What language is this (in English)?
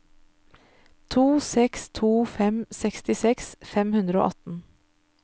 Norwegian